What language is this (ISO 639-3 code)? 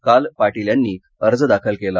mar